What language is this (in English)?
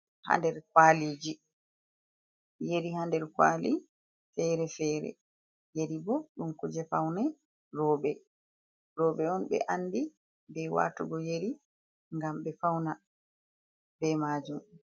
Fula